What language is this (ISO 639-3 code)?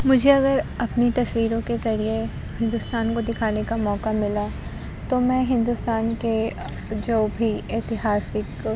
urd